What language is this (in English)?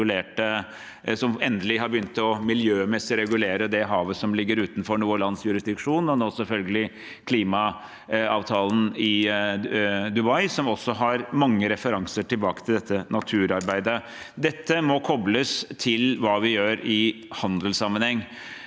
Norwegian